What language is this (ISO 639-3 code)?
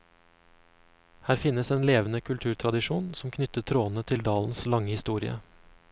nor